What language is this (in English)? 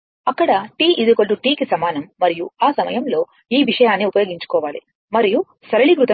Telugu